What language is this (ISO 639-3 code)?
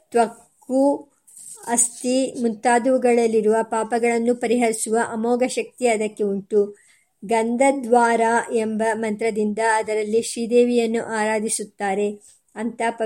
kan